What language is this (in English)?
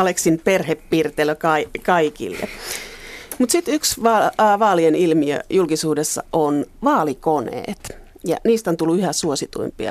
Finnish